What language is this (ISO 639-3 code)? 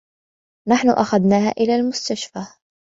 ara